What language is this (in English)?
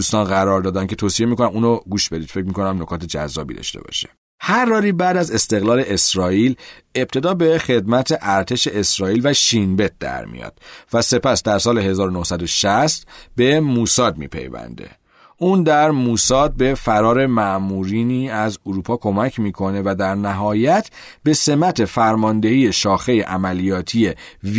Persian